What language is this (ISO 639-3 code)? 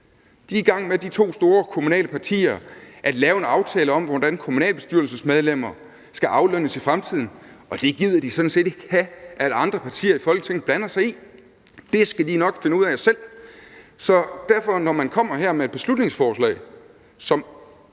dan